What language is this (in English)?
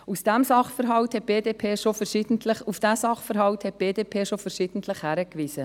Swiss German